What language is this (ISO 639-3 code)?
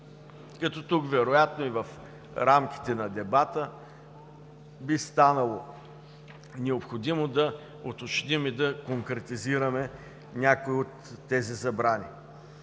bul